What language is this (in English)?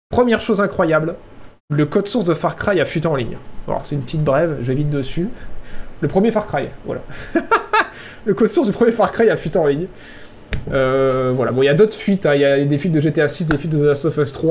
French